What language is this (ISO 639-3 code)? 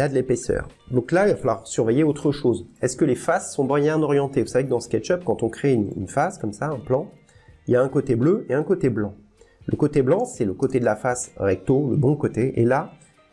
fra